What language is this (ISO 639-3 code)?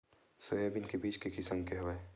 hne